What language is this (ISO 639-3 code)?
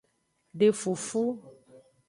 ajg